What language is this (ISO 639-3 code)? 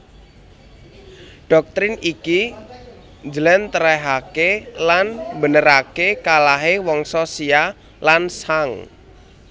jav